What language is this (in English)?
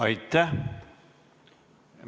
Estonian